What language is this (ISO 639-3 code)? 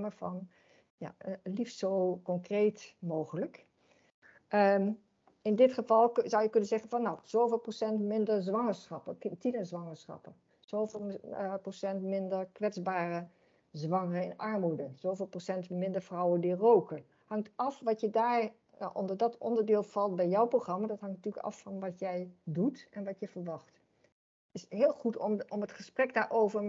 nld